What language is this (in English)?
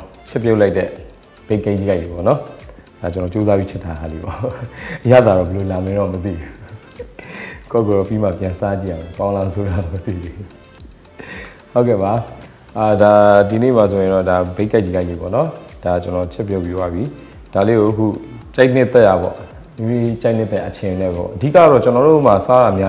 Korean